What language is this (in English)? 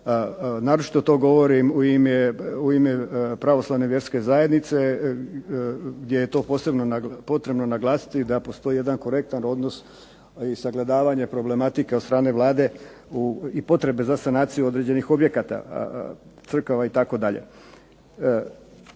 Croatian